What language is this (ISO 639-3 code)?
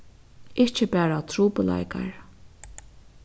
fao